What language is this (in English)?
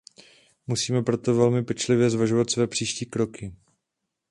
Czech